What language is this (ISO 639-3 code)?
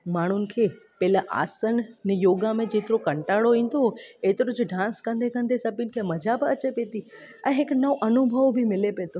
snd